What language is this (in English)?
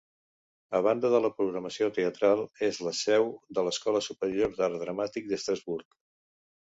Catalan